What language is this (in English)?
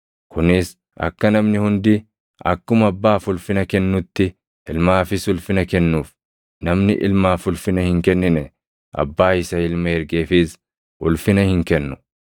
Oromo